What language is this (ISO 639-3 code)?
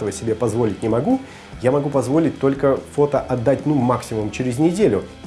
rus